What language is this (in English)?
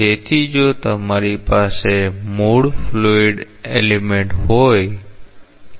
Gujarati